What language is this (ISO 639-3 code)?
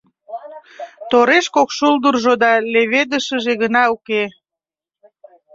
chm